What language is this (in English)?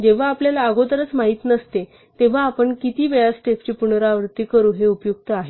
Marathi